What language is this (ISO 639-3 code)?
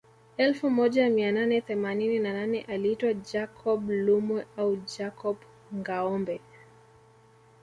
swa